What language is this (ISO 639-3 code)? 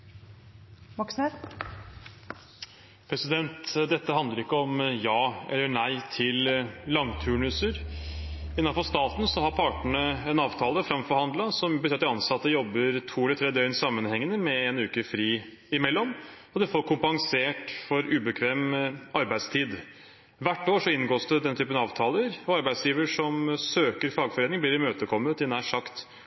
nob